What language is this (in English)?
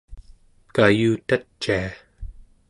Central Yupik